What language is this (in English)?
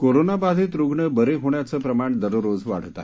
Marathi